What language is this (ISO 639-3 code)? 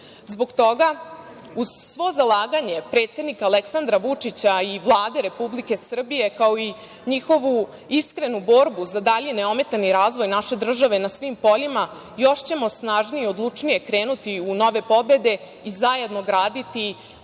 srp